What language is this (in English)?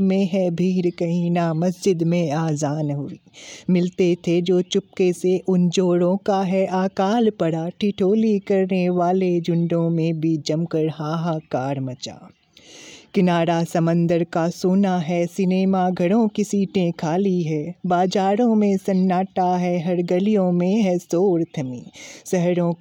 Hindi